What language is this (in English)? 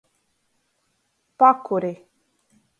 Latgalian